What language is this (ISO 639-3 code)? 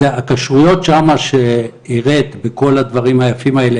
heb